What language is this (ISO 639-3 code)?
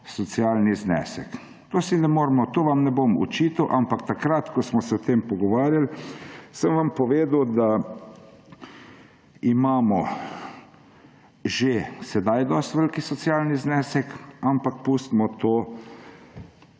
slv